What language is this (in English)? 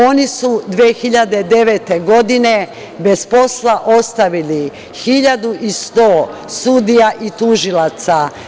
Serbian